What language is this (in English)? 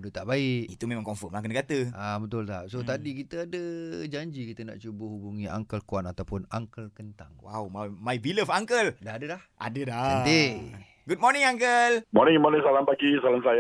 Malay